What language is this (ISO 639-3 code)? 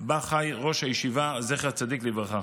heb